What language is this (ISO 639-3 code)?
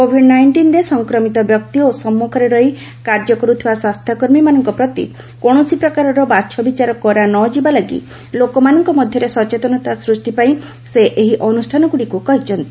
ori